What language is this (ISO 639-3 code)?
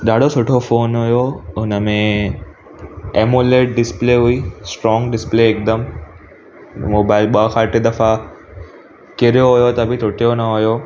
snd